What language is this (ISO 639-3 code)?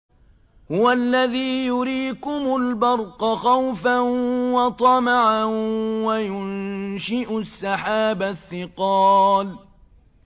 ara